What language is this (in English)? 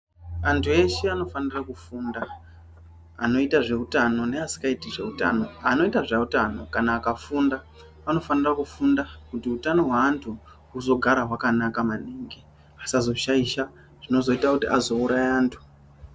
Ndau